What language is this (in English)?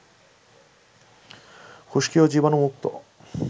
Bangla